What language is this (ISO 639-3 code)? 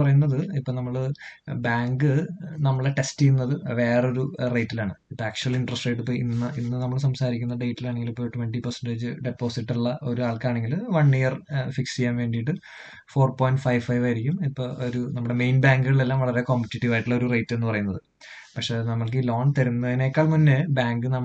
mal